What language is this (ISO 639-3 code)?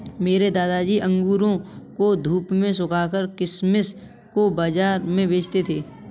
hin